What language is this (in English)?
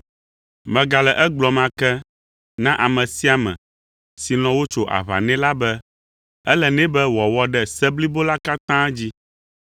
Ewe